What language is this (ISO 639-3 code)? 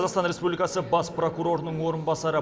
kaz